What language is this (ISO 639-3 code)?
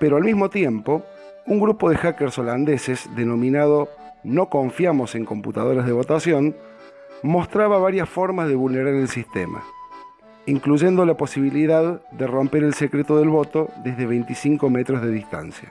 spa